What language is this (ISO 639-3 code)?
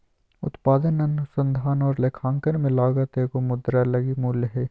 mag